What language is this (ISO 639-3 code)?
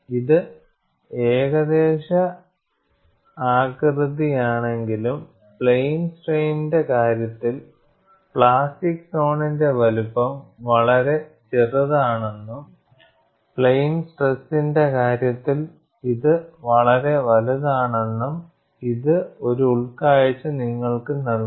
mal